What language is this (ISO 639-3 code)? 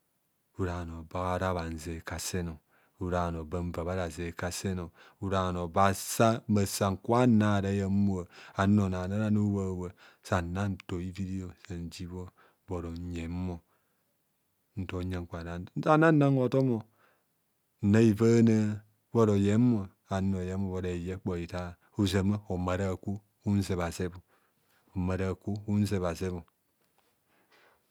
bcs